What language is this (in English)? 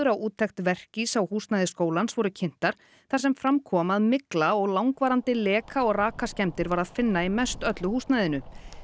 Icelandic